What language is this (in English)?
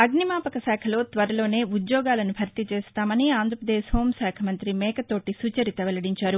Telugu